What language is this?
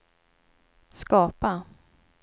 Swedish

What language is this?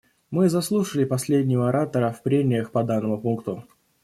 Russian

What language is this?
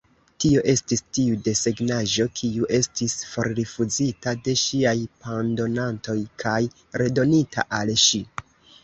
Esperanto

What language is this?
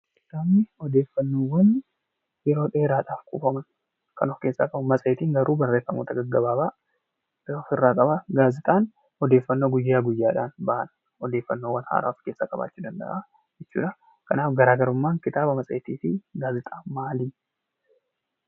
Oromo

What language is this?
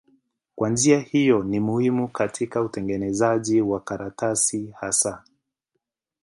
Swahili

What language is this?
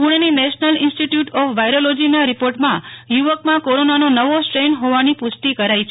Gujarati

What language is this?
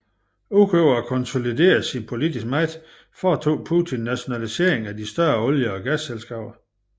Danish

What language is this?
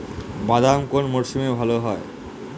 Bangla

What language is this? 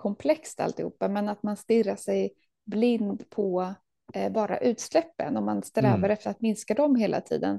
Swedish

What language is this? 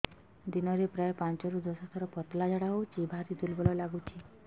Odia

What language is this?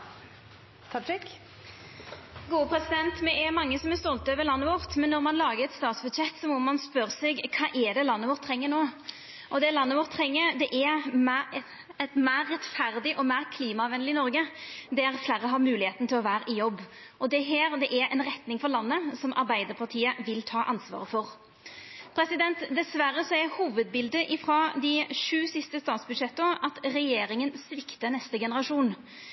Norwegian Nynorsk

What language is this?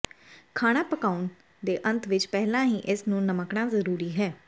Punjabi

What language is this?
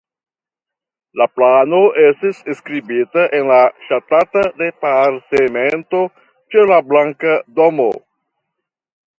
Esperanto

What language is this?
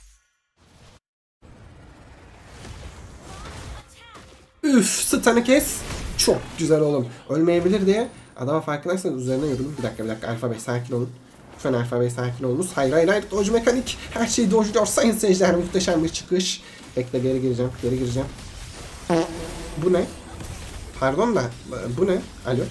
Turkish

